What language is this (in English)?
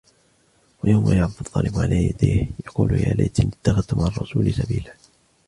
Arabic